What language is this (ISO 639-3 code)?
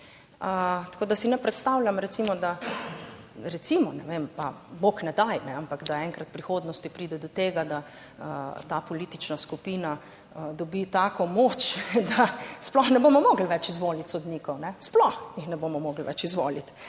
slv